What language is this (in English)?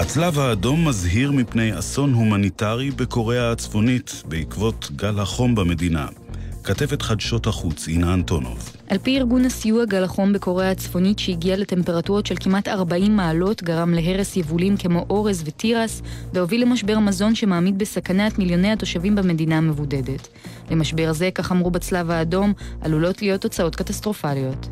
Hebrew